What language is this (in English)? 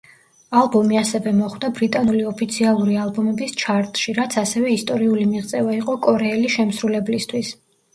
Georgian